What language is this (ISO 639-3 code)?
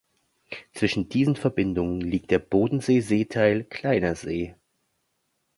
deu